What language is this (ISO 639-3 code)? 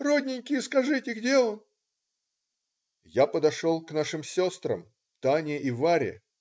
rus